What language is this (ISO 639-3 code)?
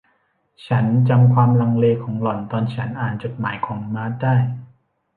tha